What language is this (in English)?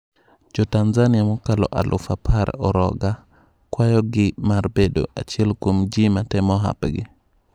Luo (Kenya and Tanzania)